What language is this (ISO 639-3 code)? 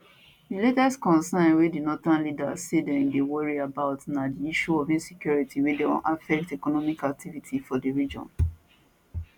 pcm